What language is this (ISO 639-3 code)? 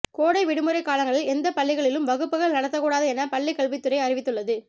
tam